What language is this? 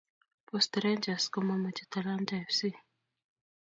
Kalenjin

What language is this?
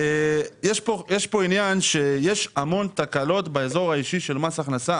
Hebrew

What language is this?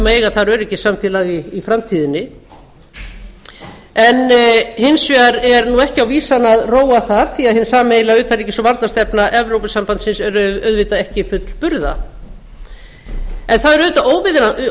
Icelandic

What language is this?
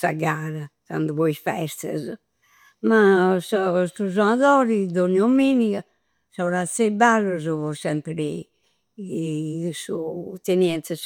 Campidanese Sardinian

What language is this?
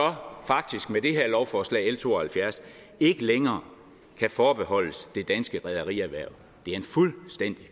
Danish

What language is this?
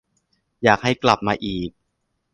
Thai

